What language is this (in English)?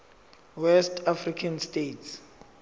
Zulu